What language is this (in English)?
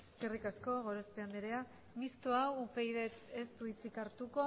Basque